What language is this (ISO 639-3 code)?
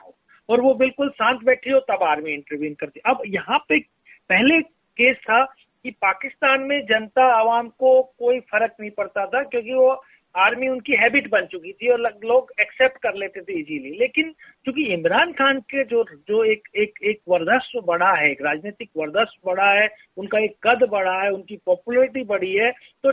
hin